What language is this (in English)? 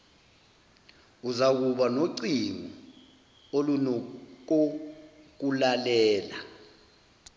Zulu